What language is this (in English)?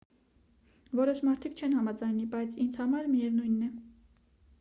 Armenian